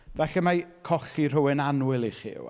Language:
Welsh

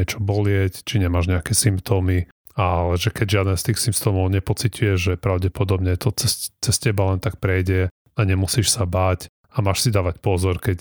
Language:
Slovak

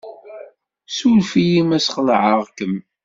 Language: Kabyle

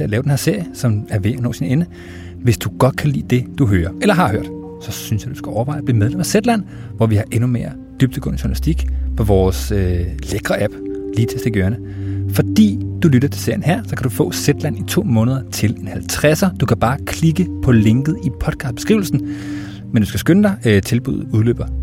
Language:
Danish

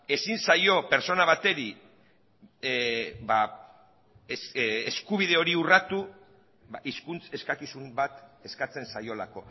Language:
Basque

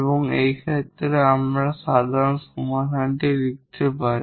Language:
Bangla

